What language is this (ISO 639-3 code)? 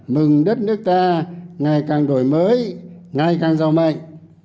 vie